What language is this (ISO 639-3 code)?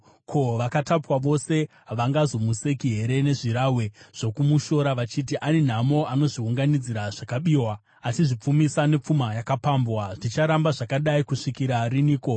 sna